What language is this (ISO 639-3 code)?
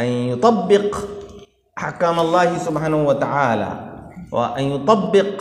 ara